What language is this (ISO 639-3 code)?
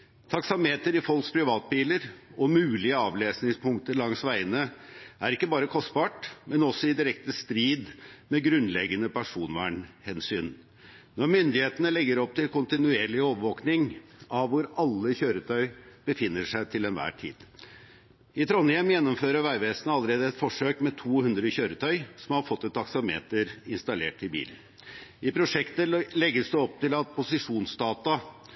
nob